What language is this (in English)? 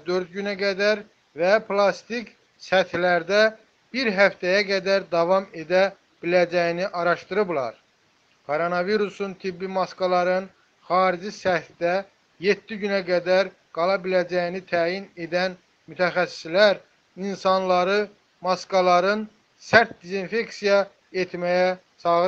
Turkish